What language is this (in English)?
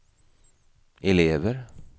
Swedish